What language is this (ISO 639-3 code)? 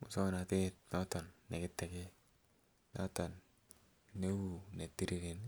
kln